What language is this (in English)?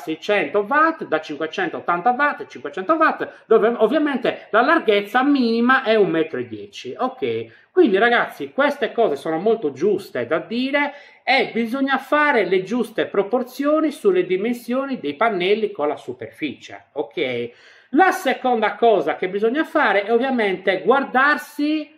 Italian